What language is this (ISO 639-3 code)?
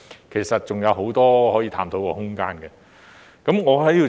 yue